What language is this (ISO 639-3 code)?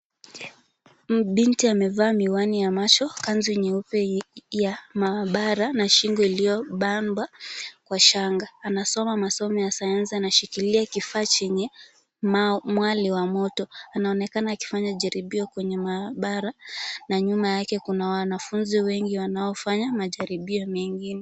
swa